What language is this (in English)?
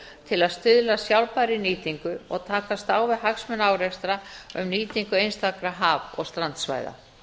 Icelandic